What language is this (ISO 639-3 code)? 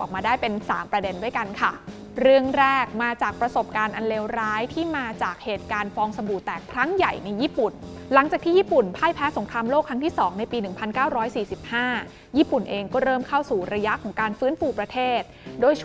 tha